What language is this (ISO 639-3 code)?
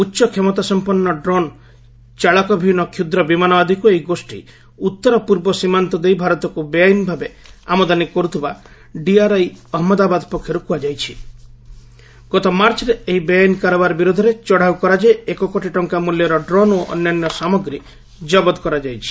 ori